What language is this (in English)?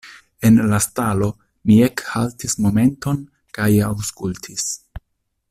Esperanto